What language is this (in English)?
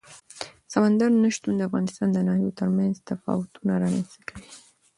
Pashto